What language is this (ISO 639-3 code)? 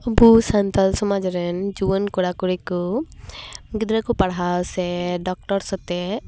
sat